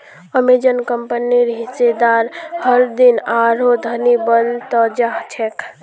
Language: Magahi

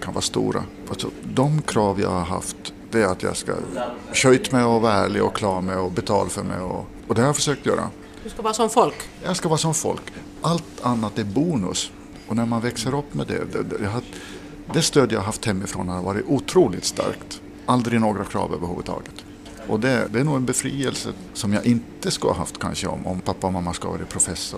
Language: Swedish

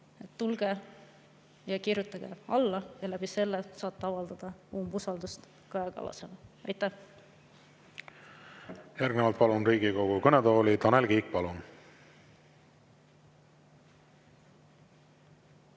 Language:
Estonian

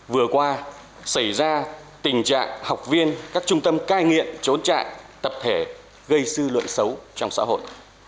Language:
Vietnamese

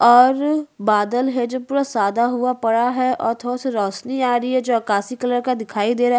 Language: Hindi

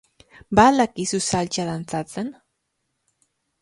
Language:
Basque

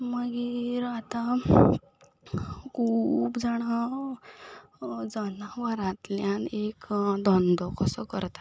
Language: Konkani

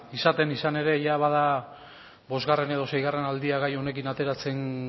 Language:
Basque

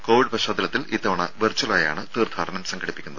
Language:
Malayalam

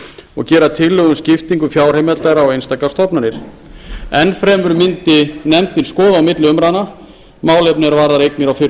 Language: Icelandic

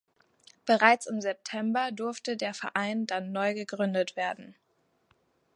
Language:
German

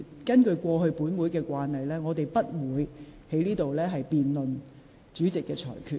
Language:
Cantonese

